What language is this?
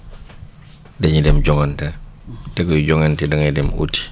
Wolof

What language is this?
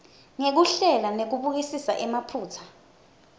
Swati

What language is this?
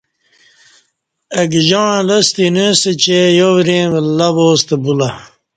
Kati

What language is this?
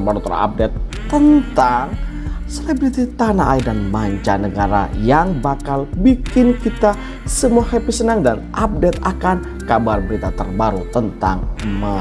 Indonesian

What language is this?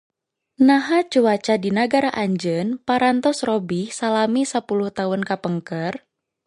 Sundanese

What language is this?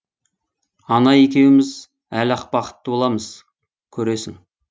Kazakh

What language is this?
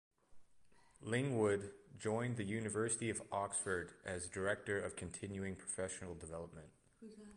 English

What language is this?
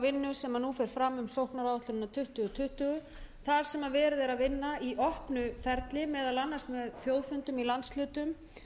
Icelandic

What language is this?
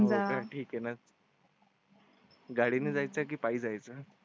Marathi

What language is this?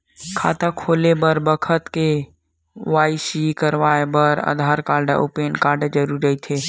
Chhattisgarhi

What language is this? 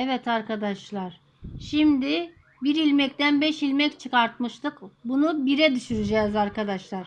Turkish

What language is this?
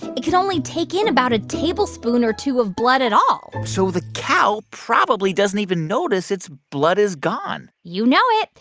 English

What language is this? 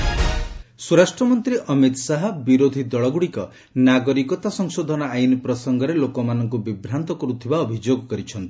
Odia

